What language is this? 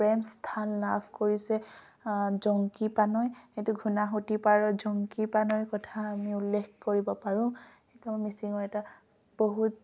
Assamese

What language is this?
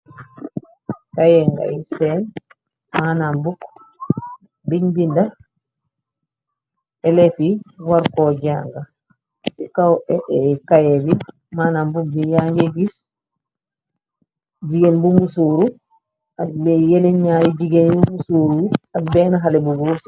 Wolof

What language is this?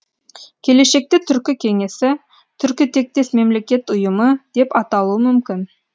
Kazakh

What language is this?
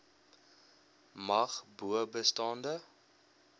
Afrikaans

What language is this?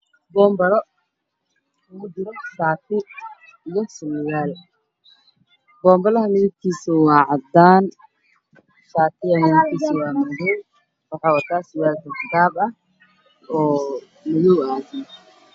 Somali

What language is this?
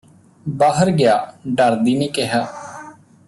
Punjabi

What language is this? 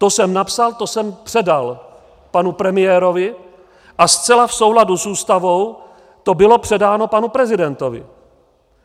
Czech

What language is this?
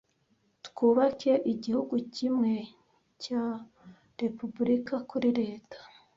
Kinyarwanda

